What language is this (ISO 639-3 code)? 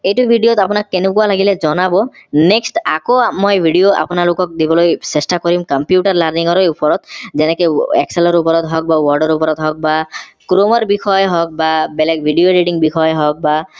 asm